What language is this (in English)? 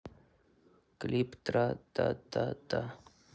Russian